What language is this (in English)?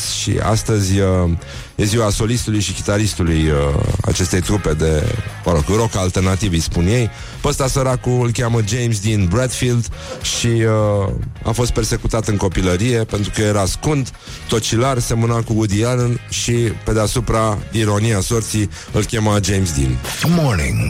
Romanian